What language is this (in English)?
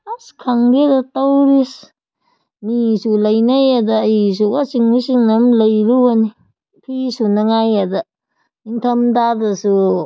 Manipuri